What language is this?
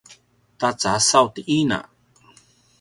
Paiwan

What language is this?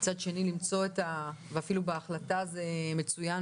Hebrew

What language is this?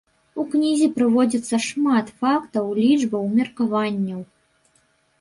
Belarusian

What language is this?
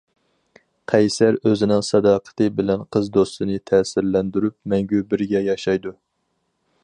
Uyghur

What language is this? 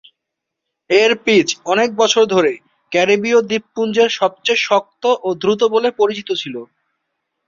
Bangla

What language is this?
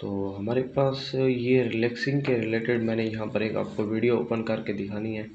Hindi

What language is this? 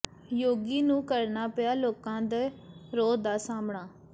Punjabi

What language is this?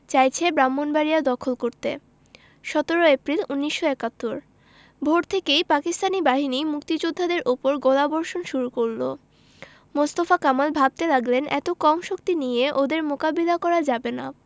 Bangla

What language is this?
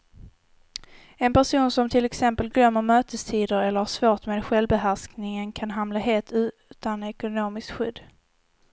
Swedish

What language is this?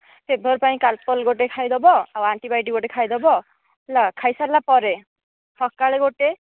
Odia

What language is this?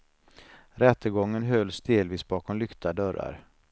Swedish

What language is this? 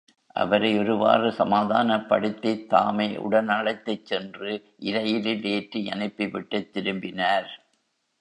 Tamil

